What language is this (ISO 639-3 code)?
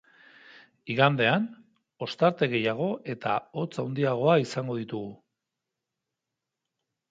eus